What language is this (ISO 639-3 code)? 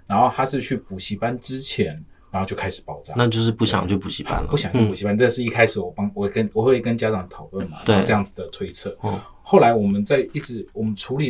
zho